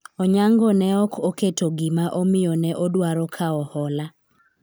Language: Luo (Kenya and Tanzania)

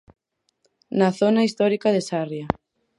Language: Galician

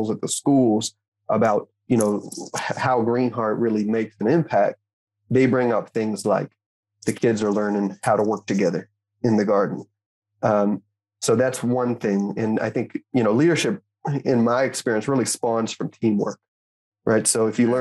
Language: English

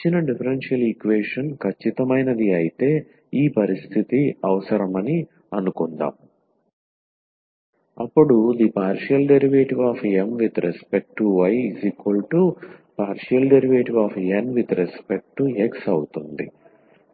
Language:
Telugu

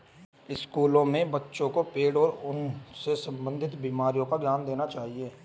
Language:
Hindi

